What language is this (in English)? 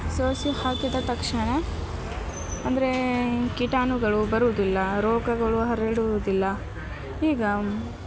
Kannada